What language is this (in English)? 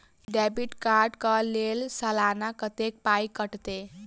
Maithili